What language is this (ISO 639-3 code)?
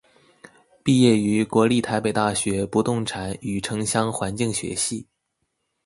zho